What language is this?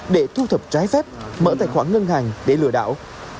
Vietnamese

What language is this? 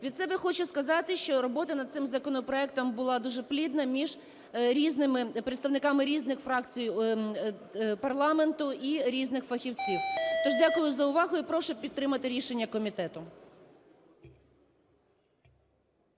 Ukrainian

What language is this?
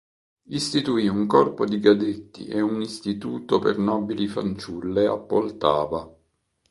Italian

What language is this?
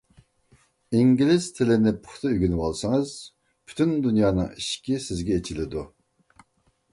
Uyghur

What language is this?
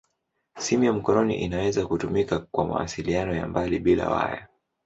Swahili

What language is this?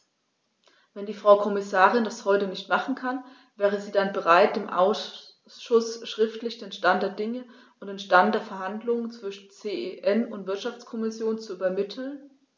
German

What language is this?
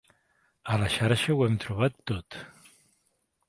Catalan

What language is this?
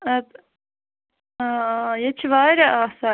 Kashmiri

